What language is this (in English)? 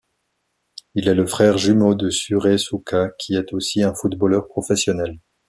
French